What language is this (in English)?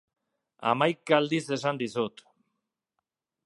Basque